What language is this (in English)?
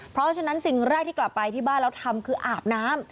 Thai